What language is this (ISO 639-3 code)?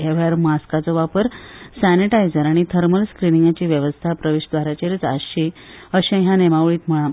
kok